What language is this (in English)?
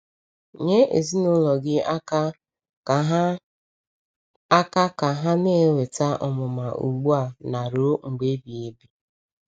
Igbo